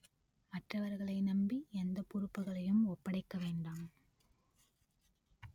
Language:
Tamil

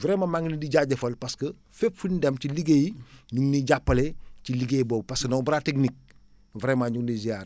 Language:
Wolof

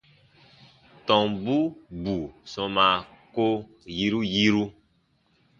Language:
Baatonum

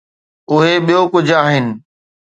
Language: Sindhi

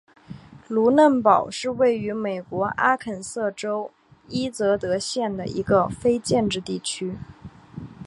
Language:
Chinese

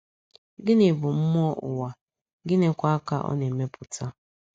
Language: Igbo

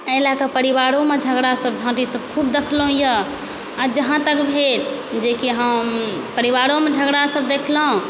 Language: Maithili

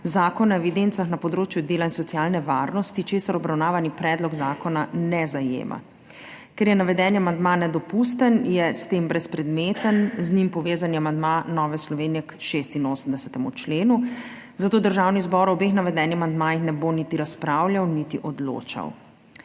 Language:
Slovenian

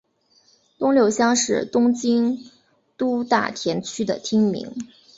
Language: Chinese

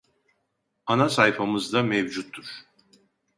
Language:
Turkish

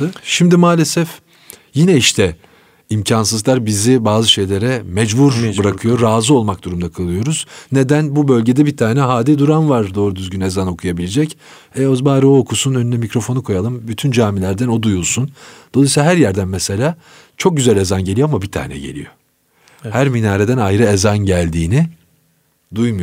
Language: Turkish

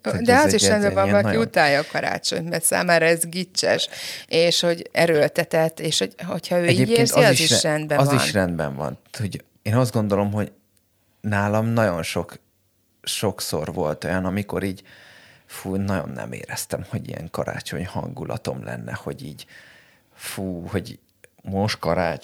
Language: Hungarian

